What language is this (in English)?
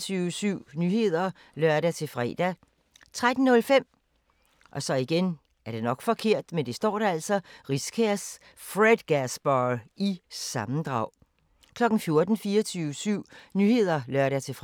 Danish